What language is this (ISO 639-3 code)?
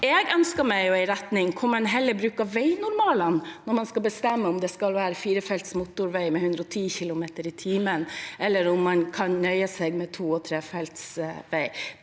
nor